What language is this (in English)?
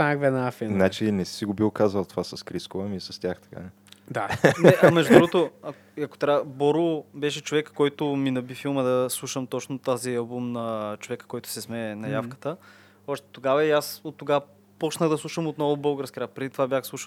Bulgarian